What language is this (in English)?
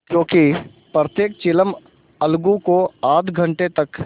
Hindi